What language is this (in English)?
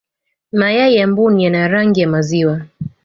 Swahili